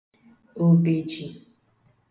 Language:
Igbo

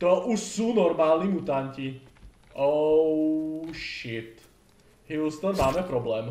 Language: Czech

